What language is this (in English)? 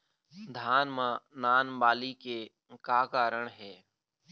Chhattisgarhi